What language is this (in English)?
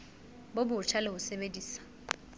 Southern Sotho